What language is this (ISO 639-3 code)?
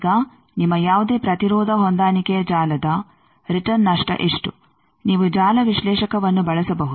kan